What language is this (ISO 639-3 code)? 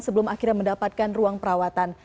ind